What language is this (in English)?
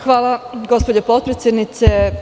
Serbian